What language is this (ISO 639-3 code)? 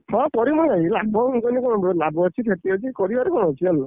ori